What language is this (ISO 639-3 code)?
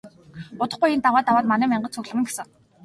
mon